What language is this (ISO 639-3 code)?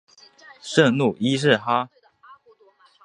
zho